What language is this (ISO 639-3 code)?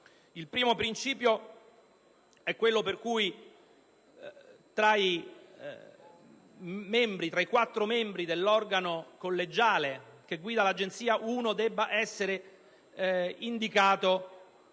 ita